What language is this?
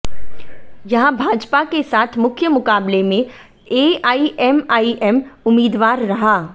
Hindi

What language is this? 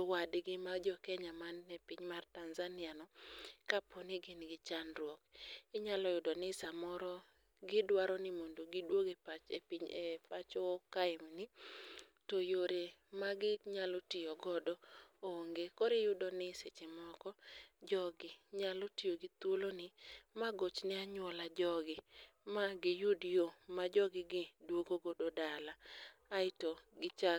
Luo (Kenya and Tanzania)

